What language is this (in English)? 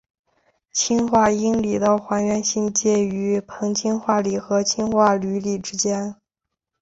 Chinese